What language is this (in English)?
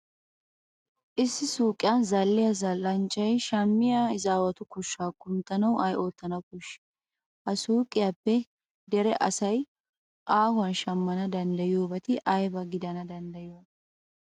Wolaytta